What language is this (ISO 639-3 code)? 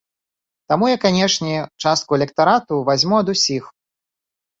bel